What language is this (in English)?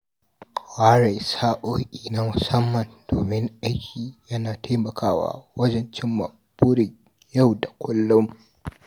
Hausa